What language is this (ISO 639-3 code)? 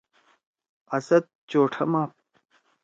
trw